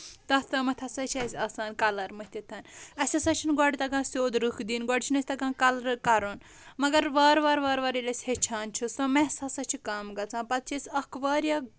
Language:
Kashmiri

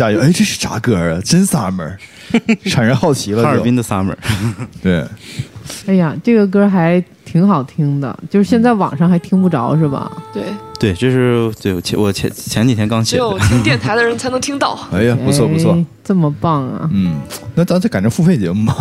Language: Chinese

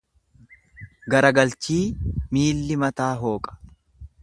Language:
Oromo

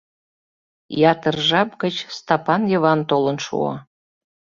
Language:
Mari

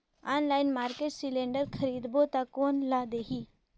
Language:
Chhattisgarhi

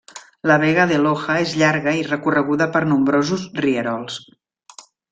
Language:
Catalan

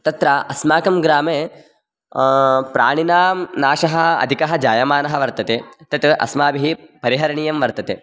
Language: Sanskrit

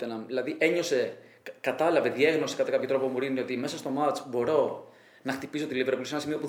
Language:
Greek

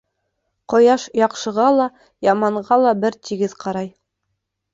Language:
Bashkir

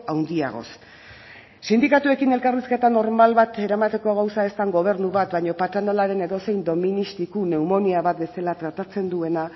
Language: Basque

